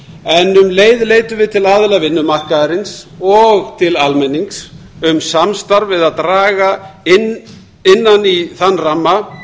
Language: Icelandic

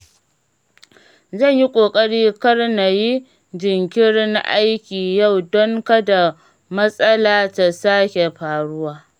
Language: Hausa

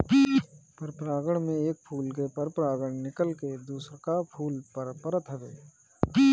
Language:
Bhojpuri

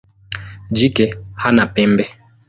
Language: Swahili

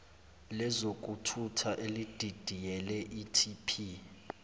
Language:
Zulu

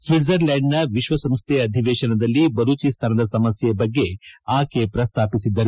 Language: Kannada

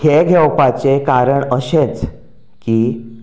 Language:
Konkani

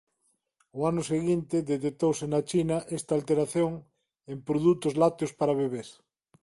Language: Galician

